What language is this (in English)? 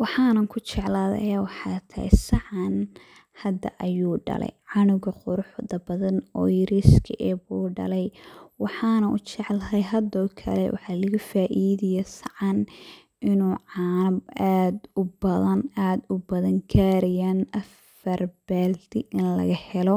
Somali